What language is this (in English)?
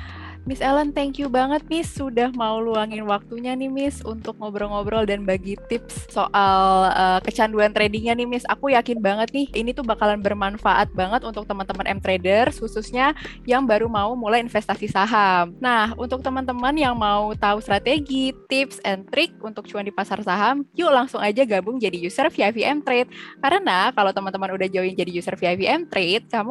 Indonesian